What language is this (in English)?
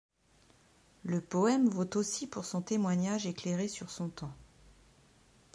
French